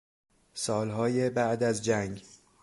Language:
Persian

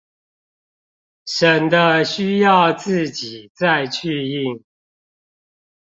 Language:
Chinese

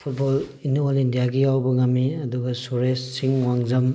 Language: Manipuri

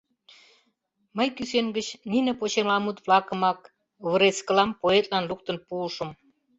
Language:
Mari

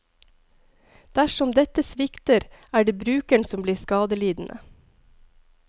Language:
Norwegian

